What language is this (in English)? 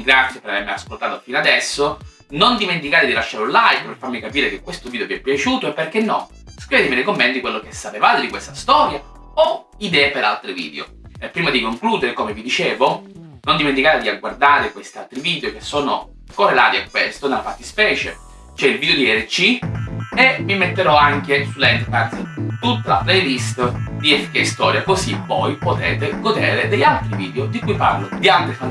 Italian